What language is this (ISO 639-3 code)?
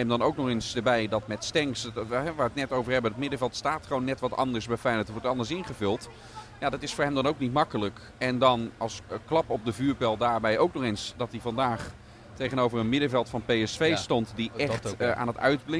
nld